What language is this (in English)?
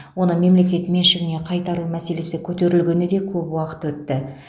Kazakh